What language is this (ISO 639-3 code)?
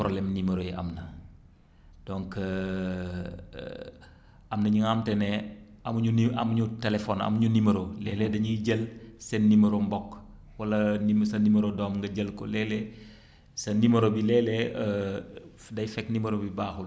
wol